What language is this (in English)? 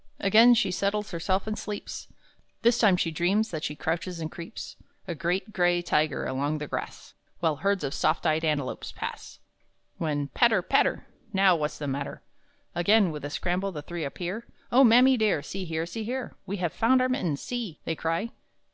English